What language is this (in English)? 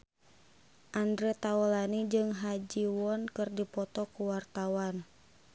Sundanese